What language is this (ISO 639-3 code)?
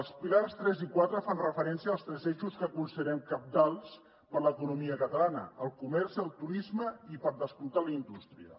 cat